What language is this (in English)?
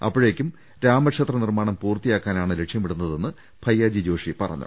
Malayalam